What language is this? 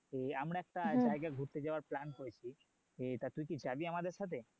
Bangla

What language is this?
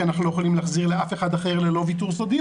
Hebrew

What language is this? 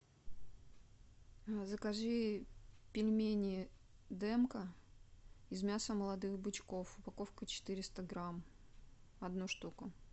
Russian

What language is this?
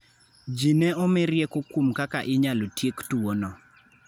Luo (Kenya and Tanzania)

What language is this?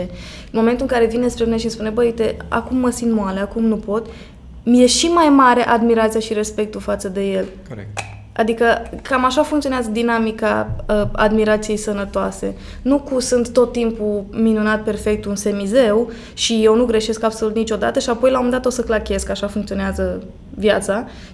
Romanian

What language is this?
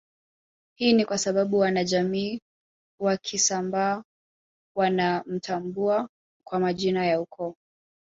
Swahili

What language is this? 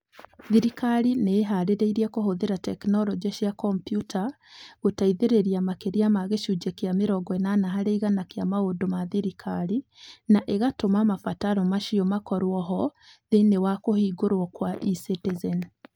Kikuyu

